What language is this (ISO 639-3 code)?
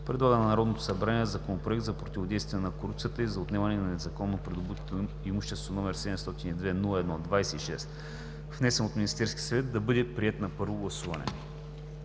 bul